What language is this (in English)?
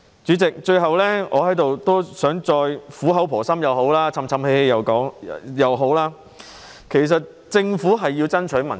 Cantonese